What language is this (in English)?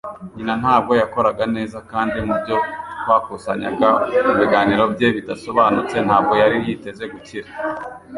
Kinyarwanda